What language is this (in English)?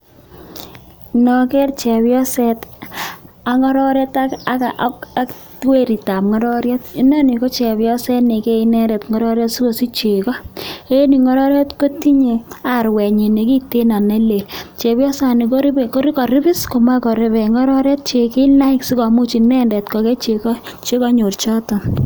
Kalenjin